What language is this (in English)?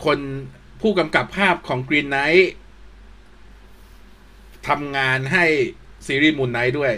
Thai